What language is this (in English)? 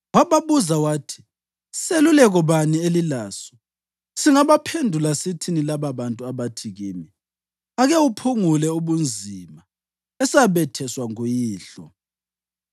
North Ndebele